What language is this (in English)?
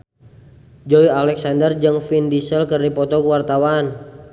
Sundanese